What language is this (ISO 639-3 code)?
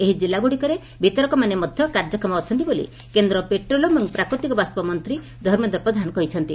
ori